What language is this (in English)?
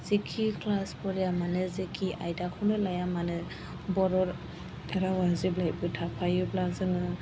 Bodo